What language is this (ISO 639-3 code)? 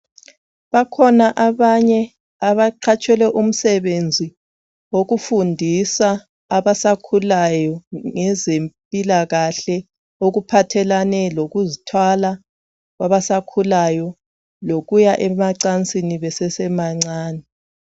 nde